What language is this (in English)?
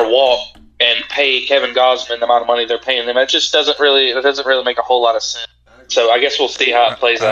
English